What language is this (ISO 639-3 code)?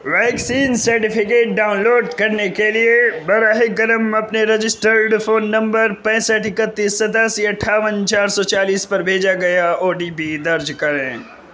urd